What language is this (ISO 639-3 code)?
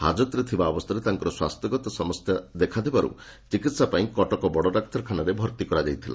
ori